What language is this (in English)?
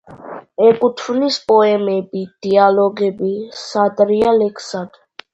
Georgian